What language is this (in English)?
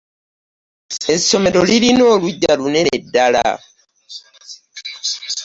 Ganda